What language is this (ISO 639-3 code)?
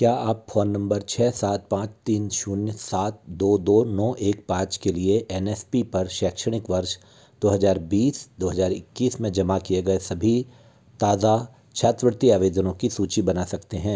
hin